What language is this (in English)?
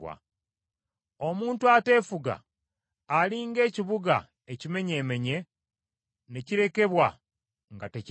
Ganda